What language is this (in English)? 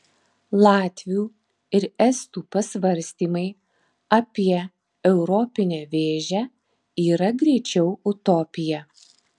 Lithuanian